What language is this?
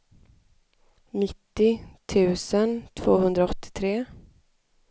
Swedish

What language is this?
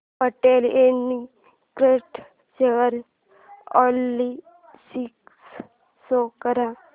Marathi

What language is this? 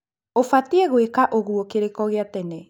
Kikuyu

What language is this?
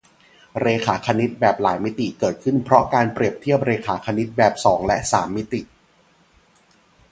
Thai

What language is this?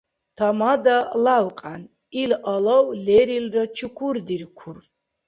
Dargwa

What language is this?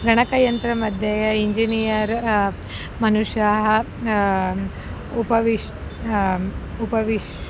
Sanskrit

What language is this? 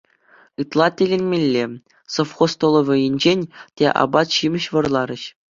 Chuvash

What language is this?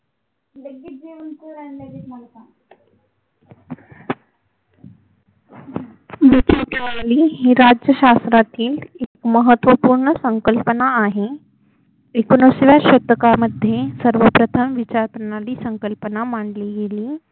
Marathi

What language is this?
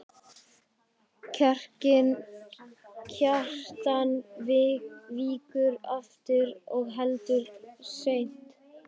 Icelandic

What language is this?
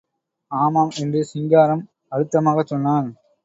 Tamil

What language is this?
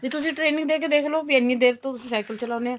Punjabi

